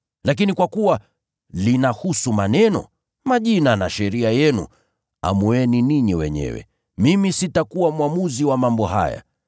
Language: Swahili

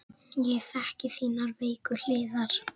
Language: Icelandic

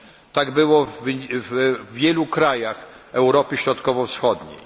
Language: Polish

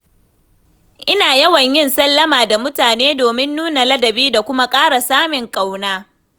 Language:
Hausa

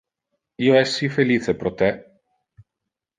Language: Interlingua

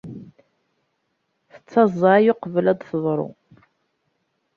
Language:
Kabyle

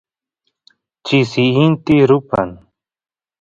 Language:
Santiago del Estero Quichua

